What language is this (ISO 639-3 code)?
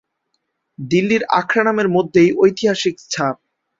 ben